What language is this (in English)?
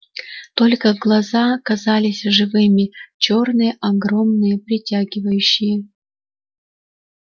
Russian